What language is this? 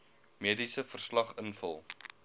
Afrikaans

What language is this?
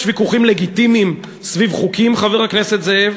Hebrew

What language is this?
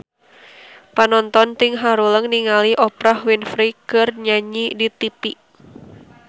Sundanese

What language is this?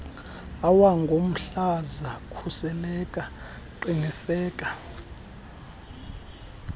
Xhosa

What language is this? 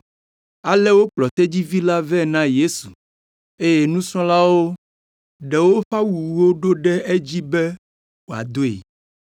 Ewe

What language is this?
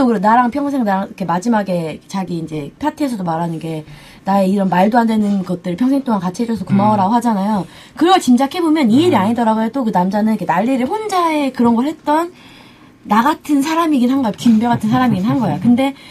Korean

